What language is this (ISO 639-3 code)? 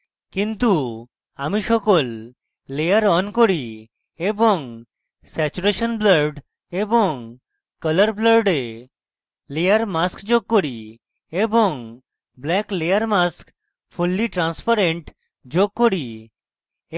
ben